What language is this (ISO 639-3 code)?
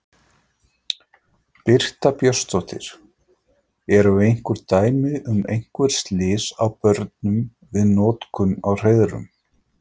isl